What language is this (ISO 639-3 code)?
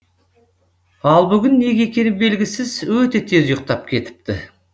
kaz